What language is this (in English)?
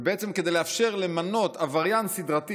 Hebrew